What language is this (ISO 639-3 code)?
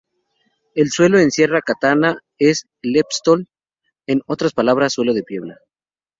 spa